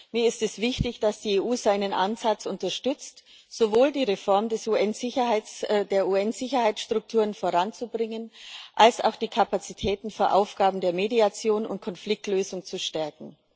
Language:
German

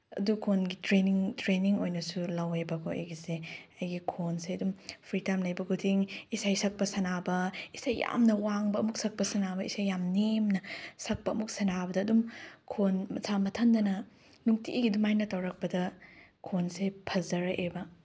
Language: Manipuri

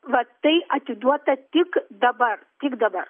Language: Lithuanian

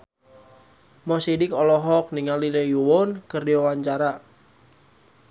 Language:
Sundanese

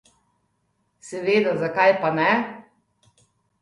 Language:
Slovenian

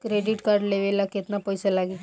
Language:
Bhojpuri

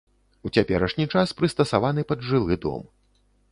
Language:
Belarusian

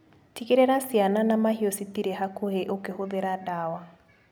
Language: Kikuyu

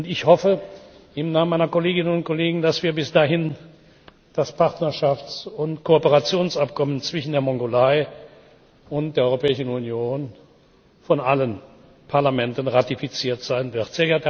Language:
German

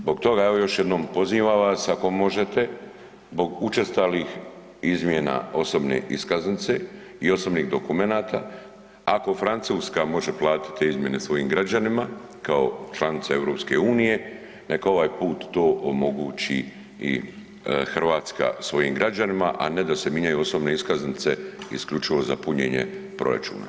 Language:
Croatian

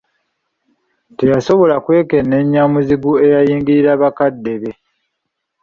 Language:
Ganda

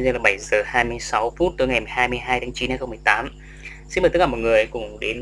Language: Vietnamese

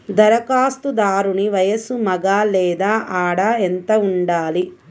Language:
Telugu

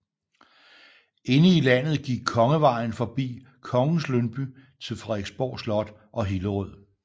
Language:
Danish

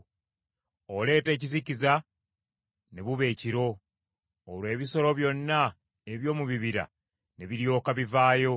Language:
Ganda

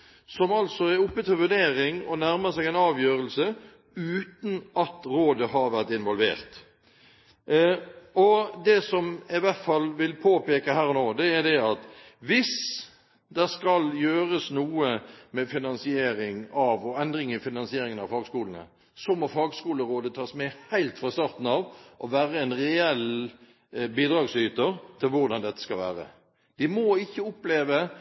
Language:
Norwegian Bokmål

